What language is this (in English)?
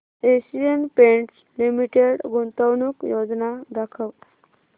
Marathi